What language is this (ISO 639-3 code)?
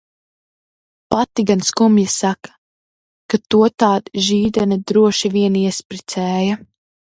lav